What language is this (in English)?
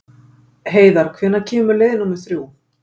Icelandic